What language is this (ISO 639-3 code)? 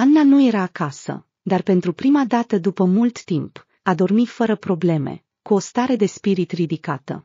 ron